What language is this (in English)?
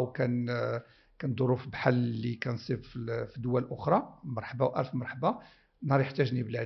Arabic